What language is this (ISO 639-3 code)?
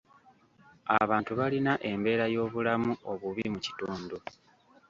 lug